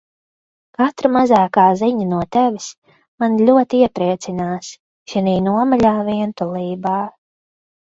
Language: Latvian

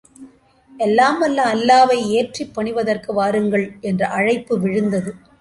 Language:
Tamil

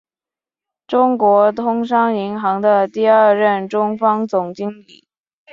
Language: Chinese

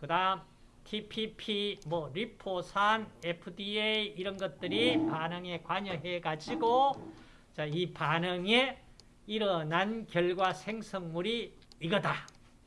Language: Korean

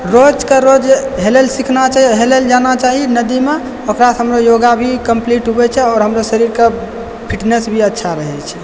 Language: Maithili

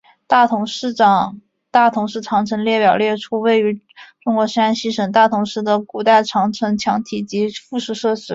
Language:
Chinese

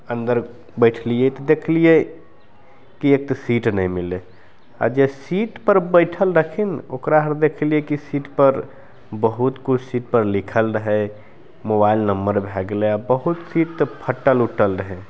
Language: Maithili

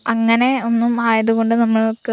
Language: Malayalam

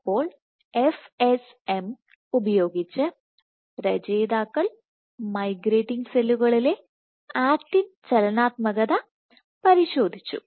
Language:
Malayalam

